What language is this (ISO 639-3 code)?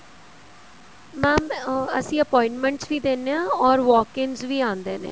pan